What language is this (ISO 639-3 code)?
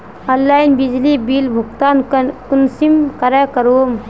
mag